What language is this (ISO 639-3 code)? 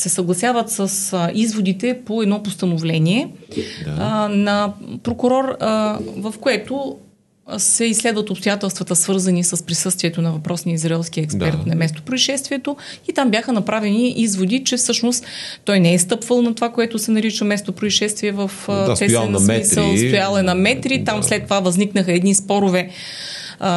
bul